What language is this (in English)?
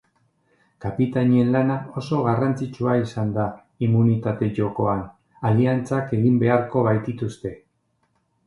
Basque